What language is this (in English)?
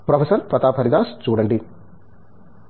Telugu